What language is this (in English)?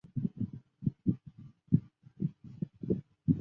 Chinese